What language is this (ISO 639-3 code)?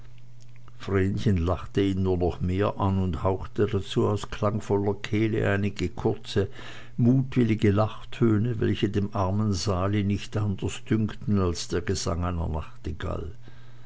deu